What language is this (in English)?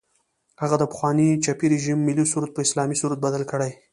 Pashto